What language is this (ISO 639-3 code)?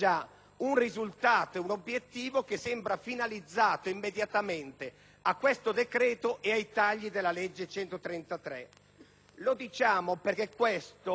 ita